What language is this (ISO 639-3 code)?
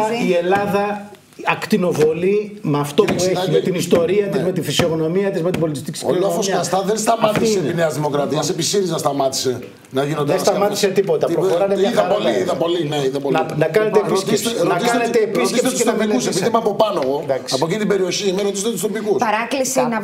ell